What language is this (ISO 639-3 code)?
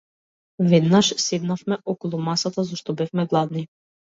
mkd